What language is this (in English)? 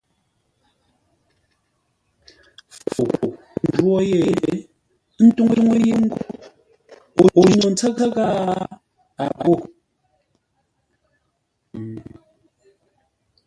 Ngombale